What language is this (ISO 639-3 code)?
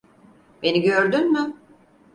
tur